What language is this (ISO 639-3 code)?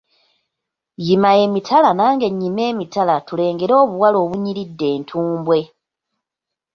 lug